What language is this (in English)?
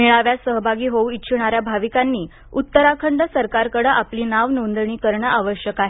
Marathi